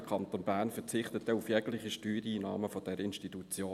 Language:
Swiss German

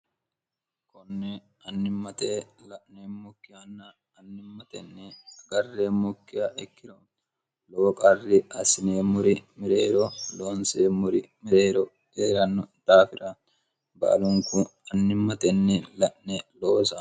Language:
Sidamo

